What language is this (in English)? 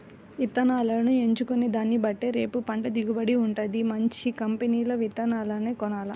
Telugu